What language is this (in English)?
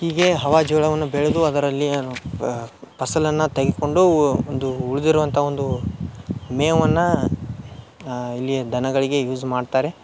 Kannada